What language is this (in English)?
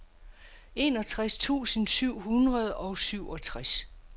Danish